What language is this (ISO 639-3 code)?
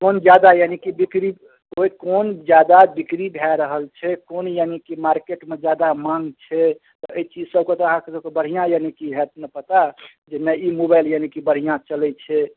mai